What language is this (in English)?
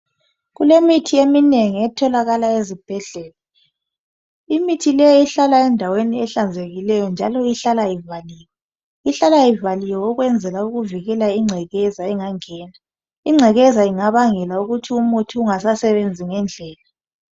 North Ndebele